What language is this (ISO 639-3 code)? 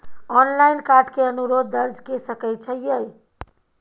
mai